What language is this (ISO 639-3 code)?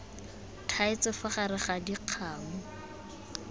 tsn